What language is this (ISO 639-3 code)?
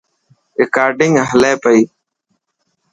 mki